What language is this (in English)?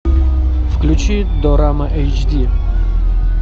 Russian